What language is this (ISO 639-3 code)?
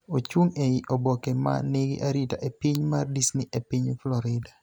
luo